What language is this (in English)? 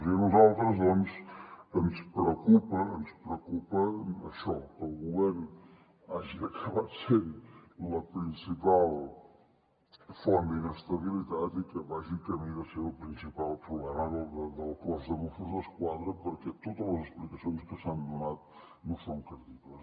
Catalan